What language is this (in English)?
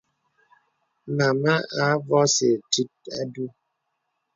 Bebele